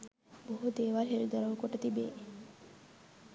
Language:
Sinhala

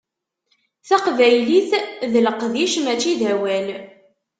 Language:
Kabyle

